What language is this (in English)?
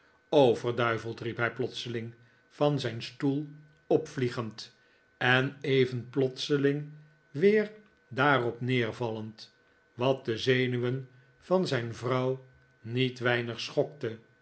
Dutch